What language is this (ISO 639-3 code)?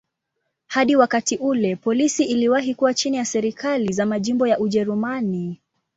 swa